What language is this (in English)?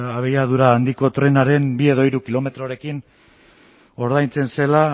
Basque